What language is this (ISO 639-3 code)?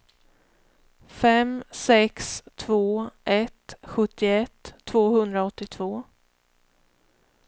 swe